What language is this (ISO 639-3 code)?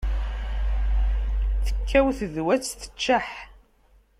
kab